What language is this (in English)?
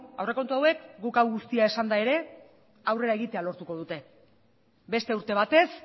Basque